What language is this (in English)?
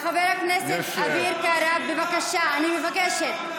Hebrew